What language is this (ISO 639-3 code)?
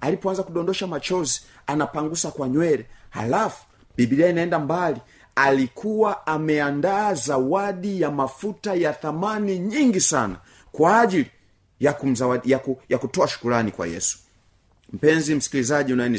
swa